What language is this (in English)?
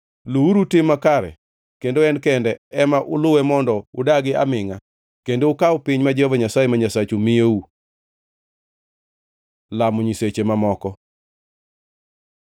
Luo (Kenya and Tanzania)